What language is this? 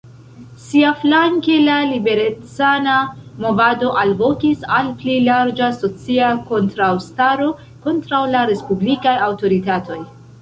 Esperanto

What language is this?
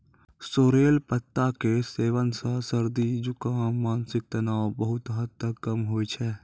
Maithili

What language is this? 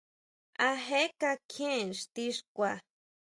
Huautla Mazatec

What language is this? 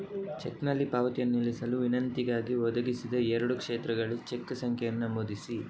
Kannada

